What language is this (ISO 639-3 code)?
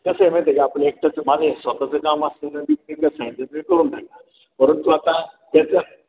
mar